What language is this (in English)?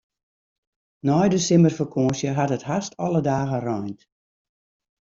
Western Frisian